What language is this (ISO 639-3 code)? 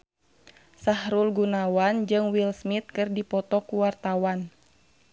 sun